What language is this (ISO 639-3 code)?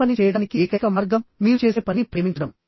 tel